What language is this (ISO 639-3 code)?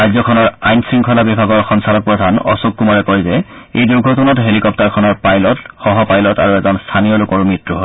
asm